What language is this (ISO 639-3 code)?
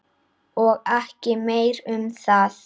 isl